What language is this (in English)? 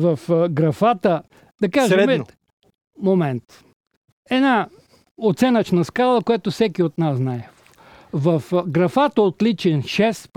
Bulgarian